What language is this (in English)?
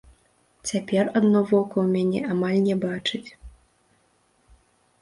Belarusian